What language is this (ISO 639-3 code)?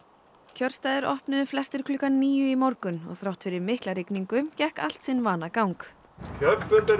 isl